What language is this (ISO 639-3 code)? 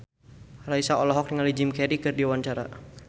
sun